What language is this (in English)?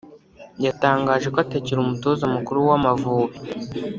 Kinyarwanda